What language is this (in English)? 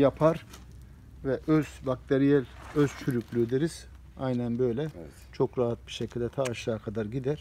Turkish